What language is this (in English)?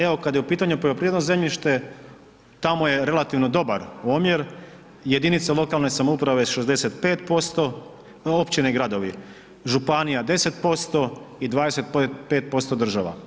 Croatian